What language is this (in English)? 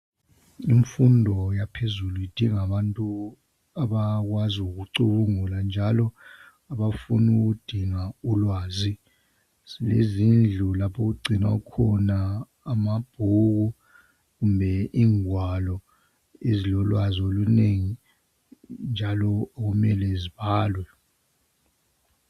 North Ndebele